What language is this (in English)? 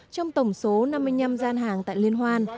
Vietnamese